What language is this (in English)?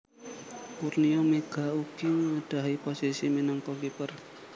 Javanese